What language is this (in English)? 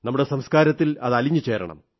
Malayalam